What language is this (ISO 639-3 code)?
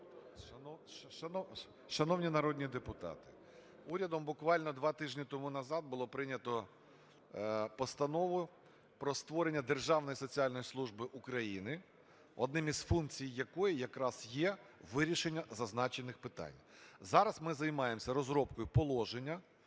ukr